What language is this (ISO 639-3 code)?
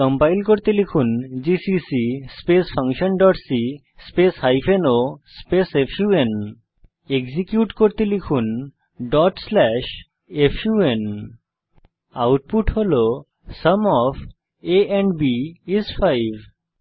ben